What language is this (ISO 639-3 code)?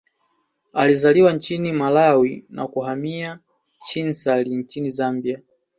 swa